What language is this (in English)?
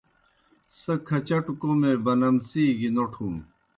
Kohistani Shina